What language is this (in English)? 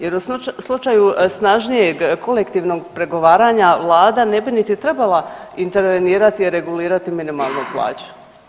Croatian